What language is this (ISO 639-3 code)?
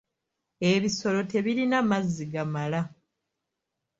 lug